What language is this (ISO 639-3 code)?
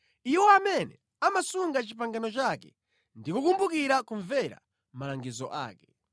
nya